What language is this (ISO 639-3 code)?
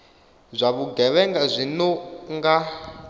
ven